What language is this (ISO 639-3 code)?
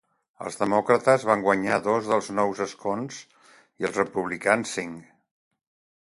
cat